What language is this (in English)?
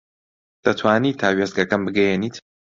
Central Kurdish